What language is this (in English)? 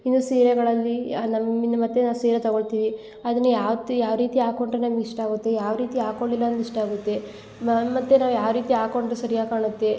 Kannada